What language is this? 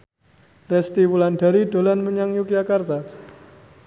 Javanese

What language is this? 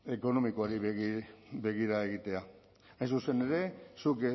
Basque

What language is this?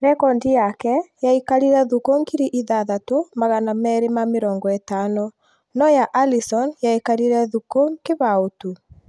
Kikuyu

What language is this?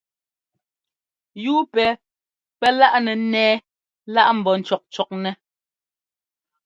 Ngomba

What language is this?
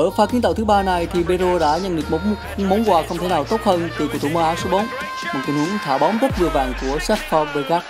Vietnamese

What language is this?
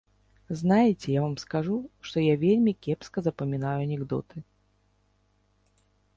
Belarusian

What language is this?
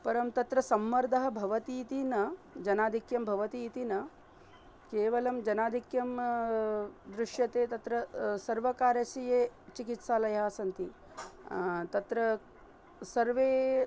Sanskrit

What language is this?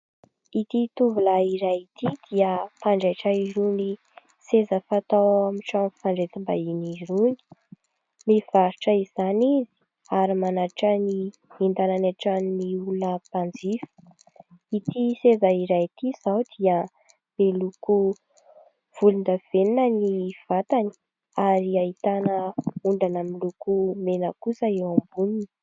Malagasy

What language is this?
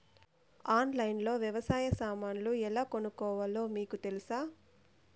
Telugu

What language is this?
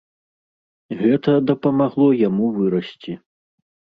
Belarusian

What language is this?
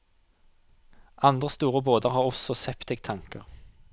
Norwegian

